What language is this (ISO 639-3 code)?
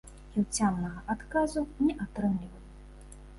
bel